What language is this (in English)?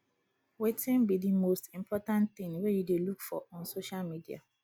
Nigerian Pidgin